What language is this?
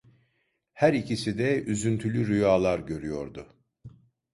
Turkish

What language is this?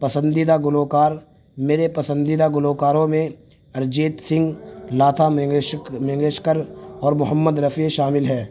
Urdu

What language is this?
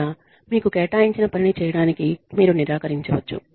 Telugu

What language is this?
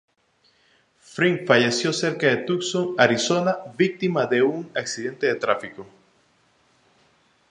Spanish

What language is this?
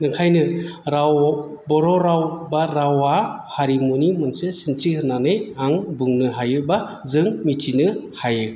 Bodo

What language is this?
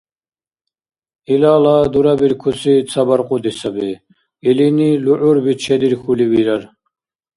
Dargwa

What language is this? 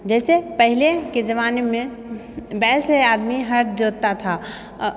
Maithili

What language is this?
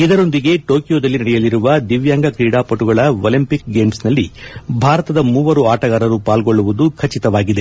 Kannada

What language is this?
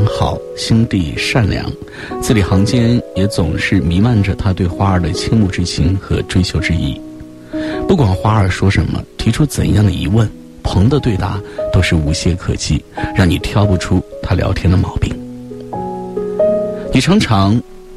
Chinese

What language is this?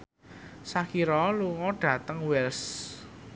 Javanese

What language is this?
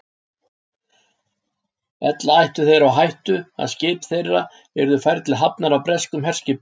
Icelandic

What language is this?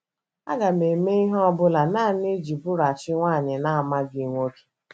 Igbo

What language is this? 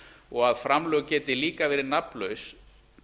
Icelandic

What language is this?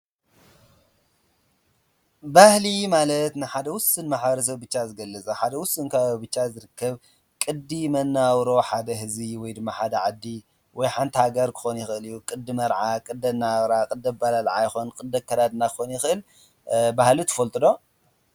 Tigrinya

